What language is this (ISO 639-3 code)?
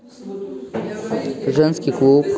rus